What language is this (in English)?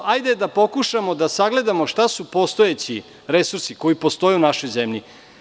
Serbian